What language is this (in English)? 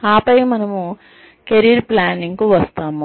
Telugu